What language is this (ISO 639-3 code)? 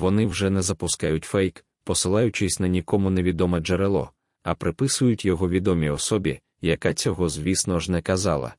ukr